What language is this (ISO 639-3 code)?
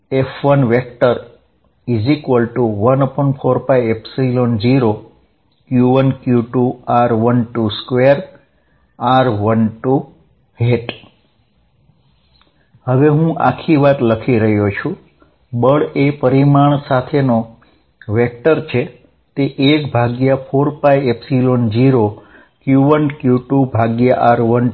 guj